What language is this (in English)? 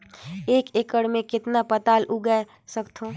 Chhattisgarhi